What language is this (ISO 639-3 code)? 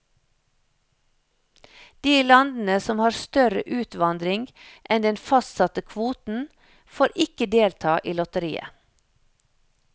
nor